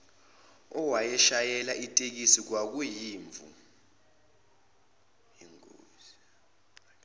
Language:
Zulu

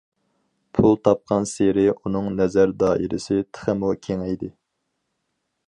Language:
Uyghur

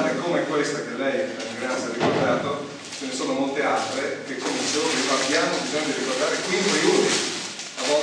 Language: Italian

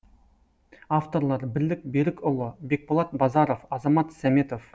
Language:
Kazakh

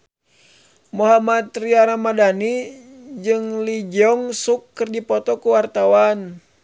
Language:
Sundanese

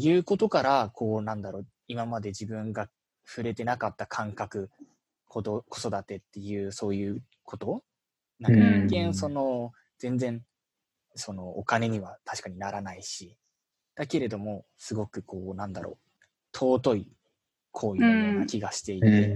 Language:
Japanese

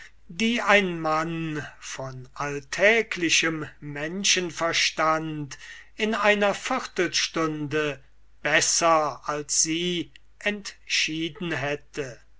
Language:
German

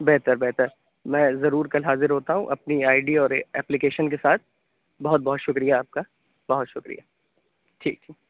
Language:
Urdu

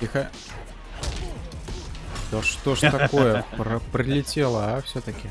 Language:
Russian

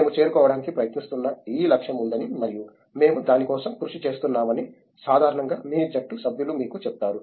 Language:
Telugu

